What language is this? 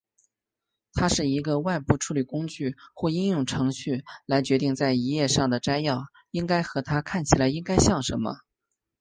Chinese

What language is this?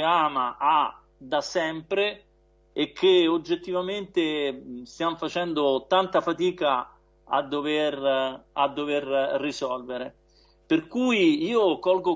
Italian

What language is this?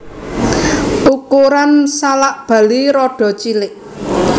Javanese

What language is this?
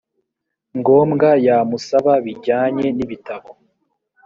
Kinyarwanda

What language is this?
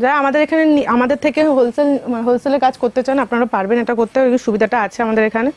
Bangla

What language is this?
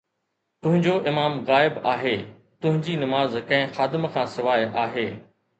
Sindhi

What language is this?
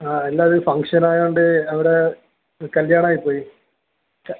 Malayalam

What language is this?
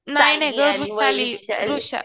Marathi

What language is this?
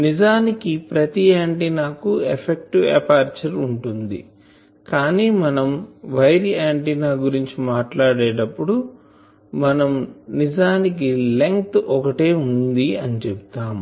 Telugu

